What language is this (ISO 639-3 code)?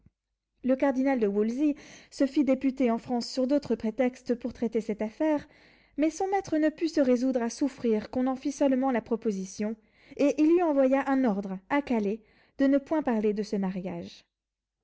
fra